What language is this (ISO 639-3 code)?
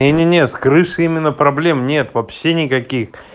rus